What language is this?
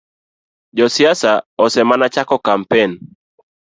Luo (Kenya and Tanzania)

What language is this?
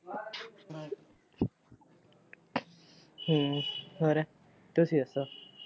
Punjabi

